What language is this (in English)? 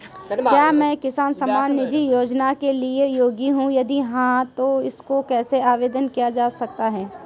Hindi